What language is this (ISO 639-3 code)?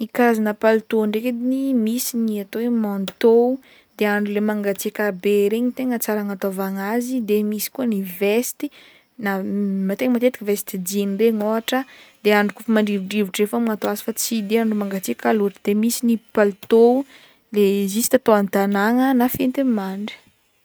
bmm